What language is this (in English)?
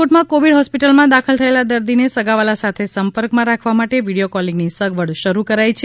Gujarati